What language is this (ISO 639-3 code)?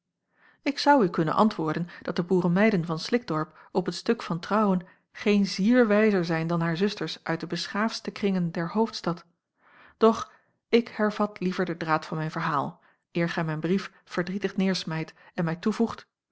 nld